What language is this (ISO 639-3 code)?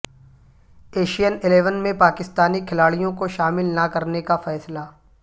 urd